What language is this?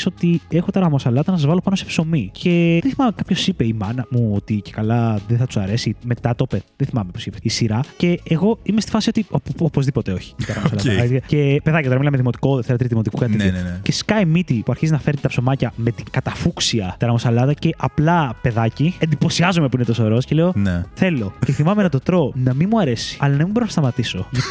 Greek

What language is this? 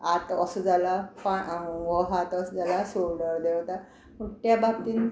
Konkani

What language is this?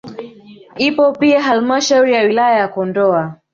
Swahili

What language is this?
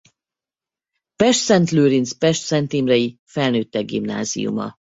Hungarian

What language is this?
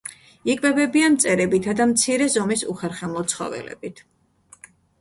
Georgian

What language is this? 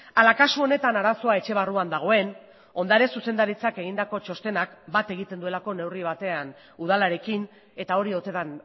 Basque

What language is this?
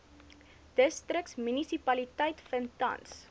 Afrikaans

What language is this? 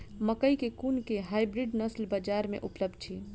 Maithili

